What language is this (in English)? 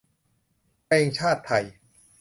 Thai